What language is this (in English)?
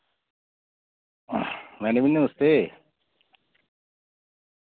Dogri